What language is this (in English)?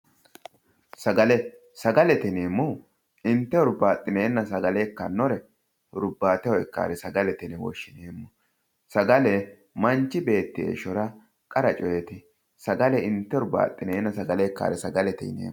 Sidamo